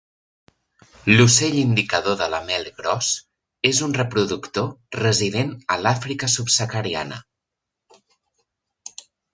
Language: Catalan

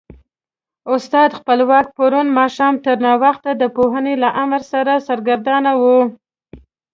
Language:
Pashto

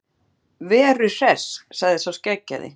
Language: Icelandic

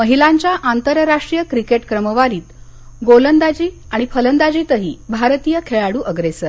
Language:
Marathi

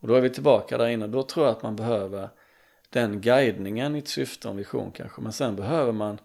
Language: Swedish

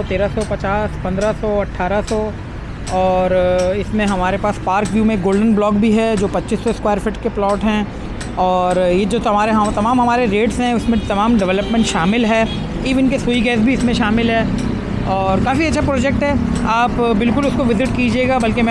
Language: Hindi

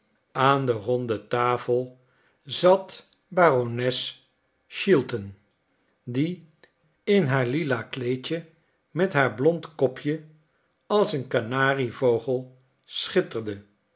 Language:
Dutch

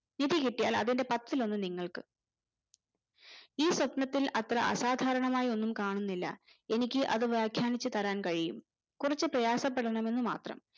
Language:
Malayalam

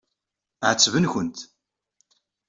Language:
Kabyle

